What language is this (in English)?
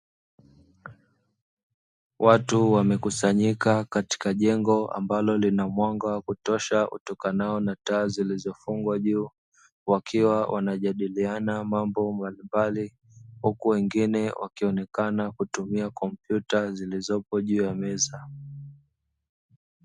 Swahili